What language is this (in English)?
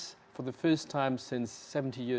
Indonesian